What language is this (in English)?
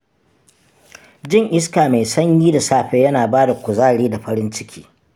Hausa